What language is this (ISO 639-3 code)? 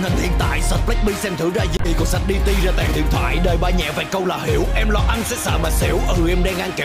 vie